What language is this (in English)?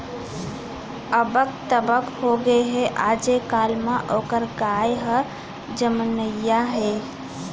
Chhattisgarhi